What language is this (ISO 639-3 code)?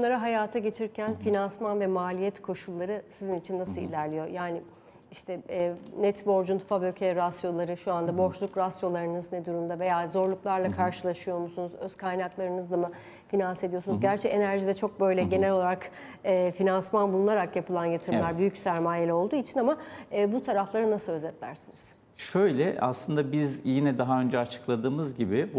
tur